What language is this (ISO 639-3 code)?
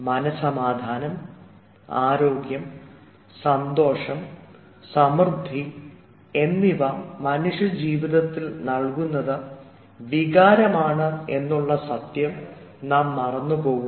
mal